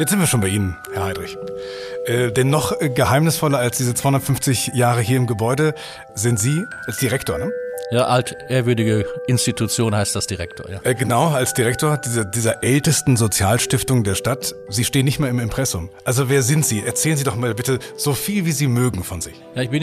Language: German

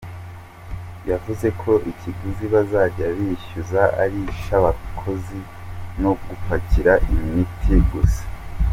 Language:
Kinyarwanda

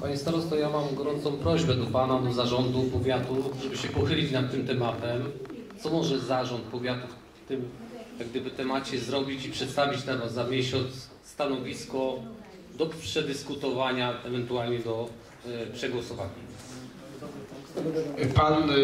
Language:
Polish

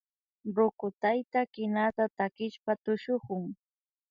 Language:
Imbabura Highland Quichua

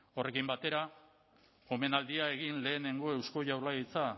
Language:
Basque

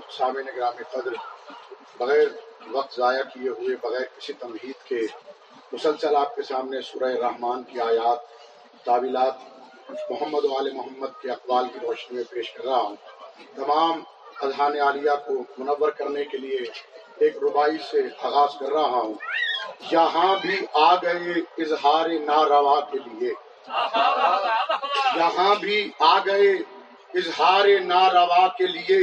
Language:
Urdu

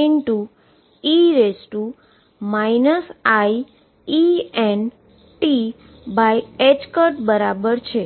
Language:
Gujarati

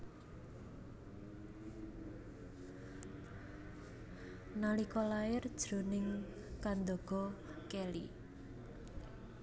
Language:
Javanese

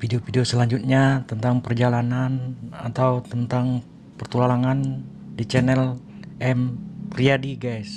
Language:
Indonesian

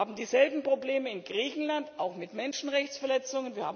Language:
German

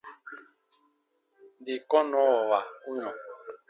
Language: Baatonum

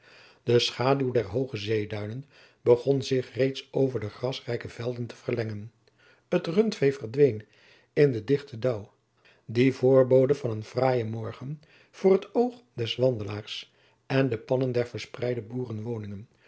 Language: Dutch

